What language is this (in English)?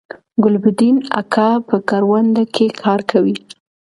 Pashto